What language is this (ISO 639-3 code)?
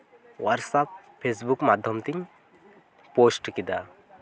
sat